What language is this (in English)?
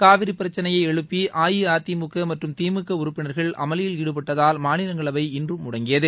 Tamil